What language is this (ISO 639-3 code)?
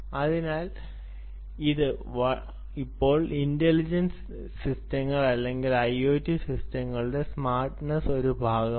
mal